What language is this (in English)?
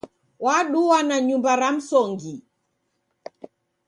Taita